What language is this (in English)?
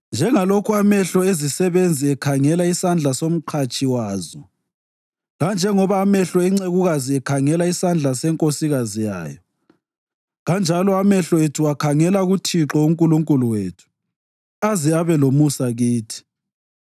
North Ndebele